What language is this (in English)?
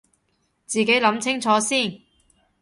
Cantonese